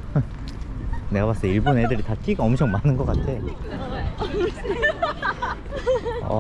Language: Korean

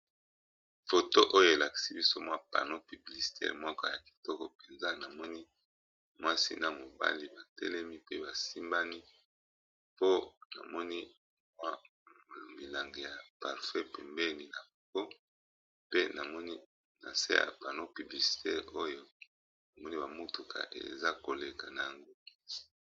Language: Lingala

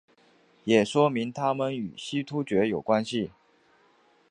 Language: Chinese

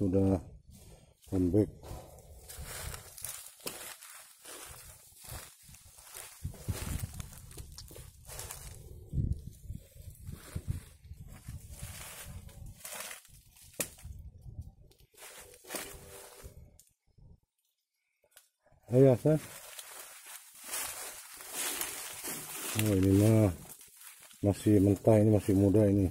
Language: Indonesian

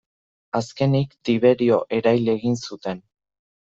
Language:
Basque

